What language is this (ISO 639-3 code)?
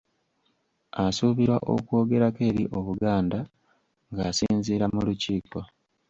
lug